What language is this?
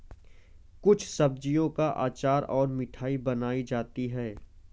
Hindi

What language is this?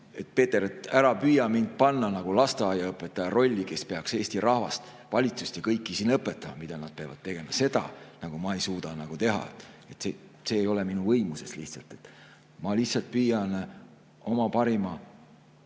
Estonian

